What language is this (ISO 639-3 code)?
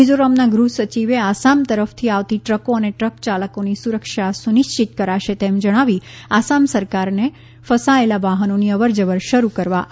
guj